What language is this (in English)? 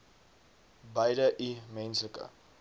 Afrikaans